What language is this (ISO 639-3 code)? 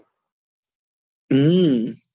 guj